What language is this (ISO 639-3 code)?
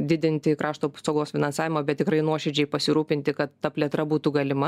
lit